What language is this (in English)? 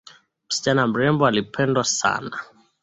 Swahili